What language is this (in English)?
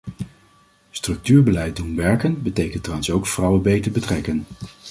Dutch